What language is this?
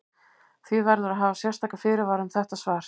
Icelandic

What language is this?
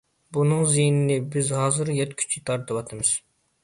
Uyghur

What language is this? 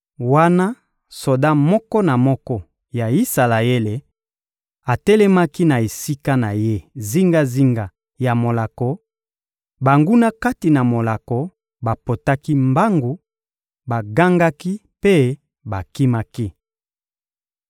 Lingala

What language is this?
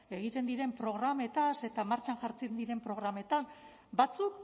Basque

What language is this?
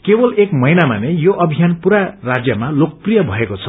Nepali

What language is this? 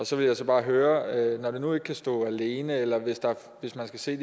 Danish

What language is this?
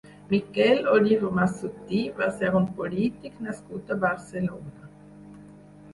Catalan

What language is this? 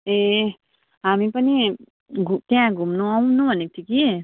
Nepali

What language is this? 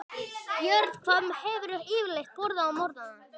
Icelandic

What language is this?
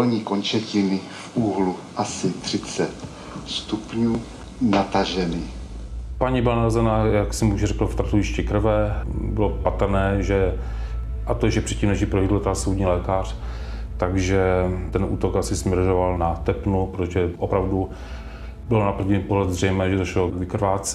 Czech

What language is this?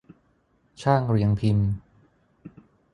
Thai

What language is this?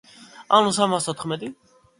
Georgian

